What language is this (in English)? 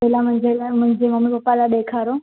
Sindhi